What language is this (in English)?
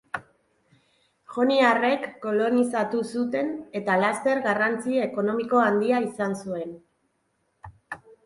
Basque